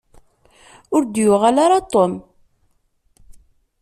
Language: Kabyle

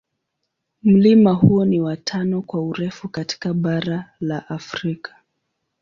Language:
Swahili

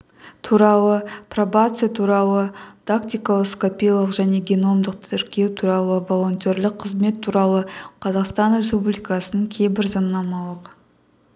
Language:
Kazakh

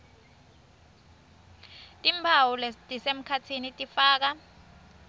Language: Swati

